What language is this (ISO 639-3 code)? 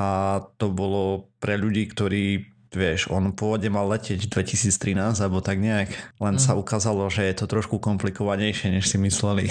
slk